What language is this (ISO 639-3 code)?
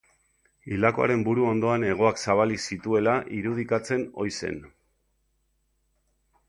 eus